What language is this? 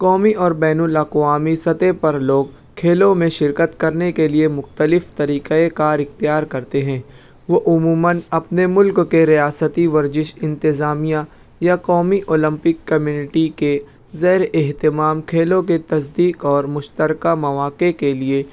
Urdu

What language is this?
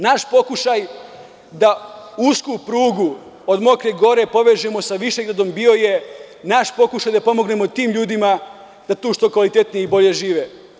Serbian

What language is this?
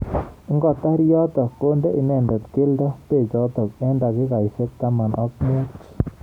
Kalenjin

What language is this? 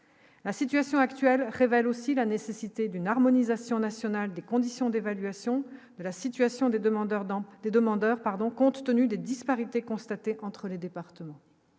French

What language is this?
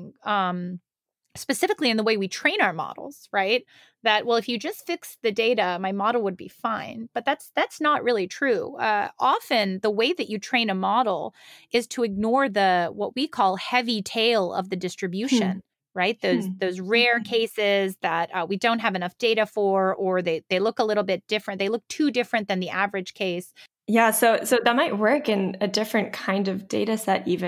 English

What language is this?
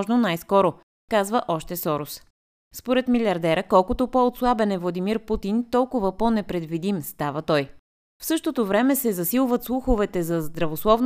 Bulgarian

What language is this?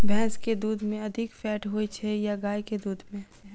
Maithili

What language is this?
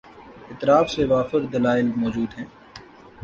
Urdu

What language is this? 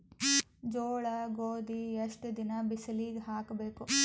Kannada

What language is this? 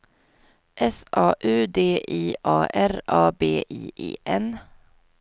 Swedish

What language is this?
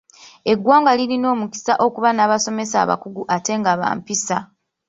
Ganda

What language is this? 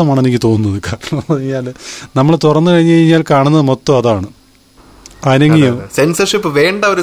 Malayalam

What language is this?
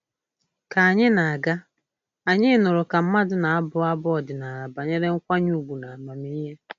Igbo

